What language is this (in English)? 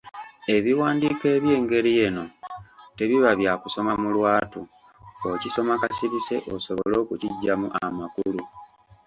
Ganda